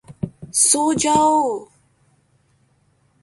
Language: Urdu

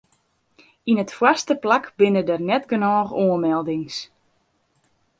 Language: Western Frisian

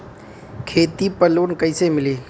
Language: Bhojpuri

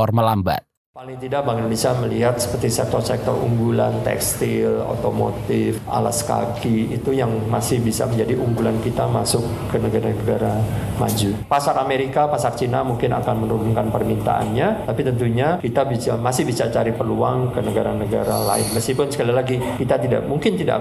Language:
Indonesian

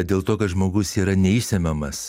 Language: Lithuanian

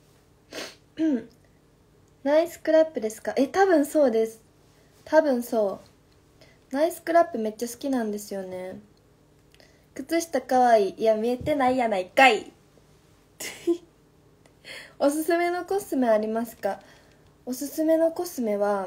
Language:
Japanese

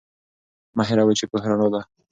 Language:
Pashto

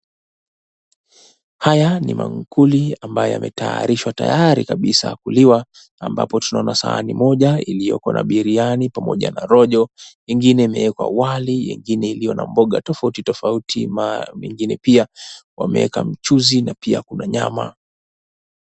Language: Swahili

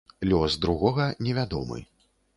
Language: Belarusian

